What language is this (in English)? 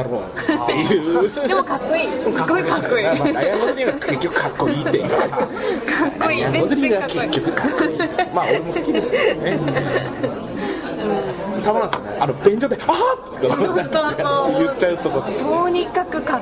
Japanese